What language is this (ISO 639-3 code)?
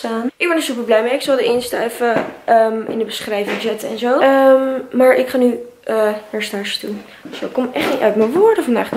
nld